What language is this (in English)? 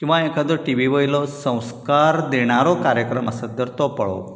Konkani